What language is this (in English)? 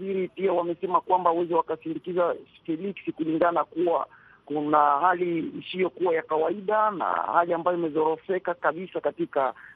Swahili